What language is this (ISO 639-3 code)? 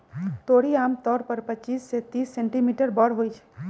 mag